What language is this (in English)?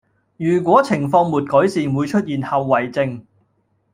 Cantonese